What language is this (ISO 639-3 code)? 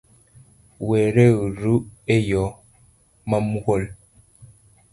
luo